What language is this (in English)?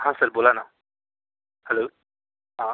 Marathi